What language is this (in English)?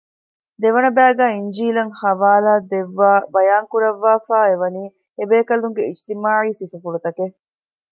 Divehi